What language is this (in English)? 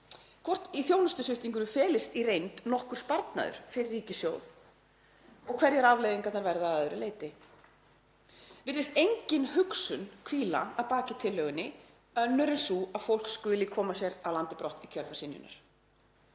Icelandic